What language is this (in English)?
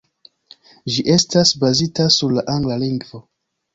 Esperanto